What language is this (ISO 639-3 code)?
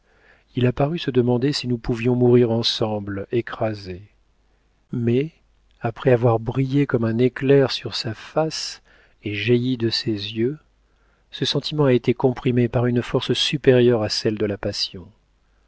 fra